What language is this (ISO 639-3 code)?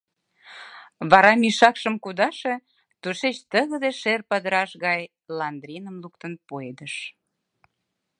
chm